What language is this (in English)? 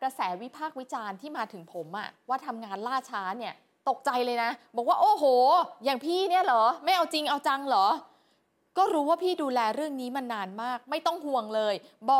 Thai